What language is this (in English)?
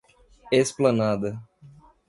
Portuguese